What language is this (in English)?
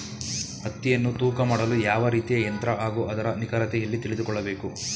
Kannada